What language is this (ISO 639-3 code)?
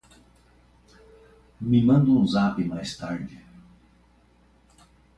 por